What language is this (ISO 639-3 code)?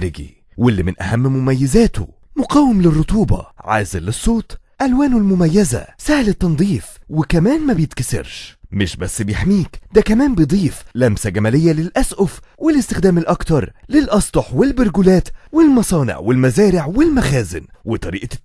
ara